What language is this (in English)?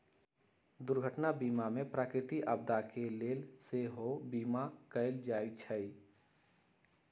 Magahi